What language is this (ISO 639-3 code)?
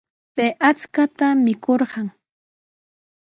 qws